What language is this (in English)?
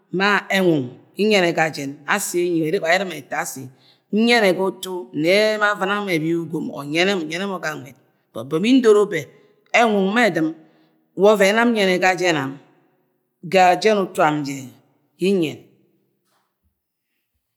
Agwagwune